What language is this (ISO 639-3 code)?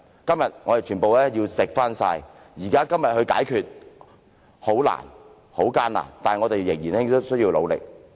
yue